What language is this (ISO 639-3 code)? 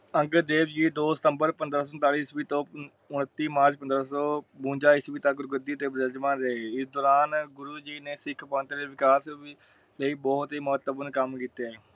pan